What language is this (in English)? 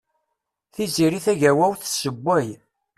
Kabyle